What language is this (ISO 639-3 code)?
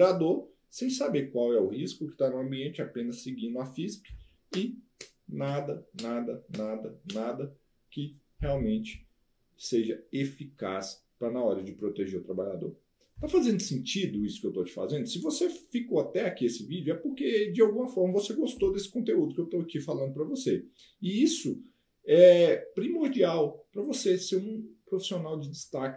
por